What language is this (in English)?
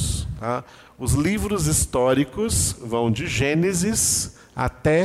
Portuguese